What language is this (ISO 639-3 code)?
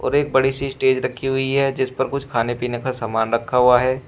hin